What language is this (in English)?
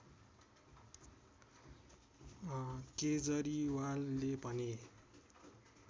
Nepali